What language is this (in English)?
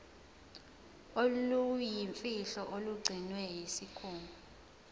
Zulu